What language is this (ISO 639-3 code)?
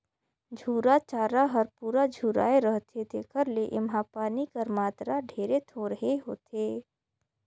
hne